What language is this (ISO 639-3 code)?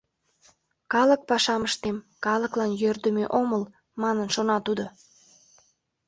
chm